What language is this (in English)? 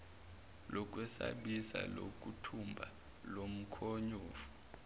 Zulu